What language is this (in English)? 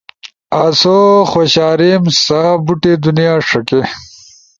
Ushojo